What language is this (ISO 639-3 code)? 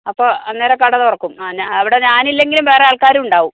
mal